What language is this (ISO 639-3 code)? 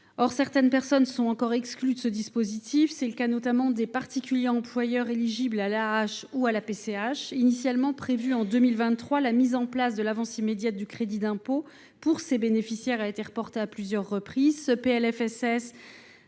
fra